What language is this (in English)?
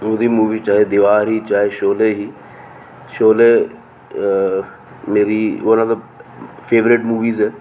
Dogri